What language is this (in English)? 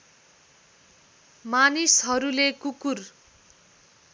Nepali